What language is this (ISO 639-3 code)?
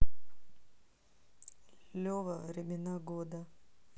rus